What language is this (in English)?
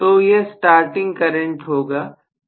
Hindi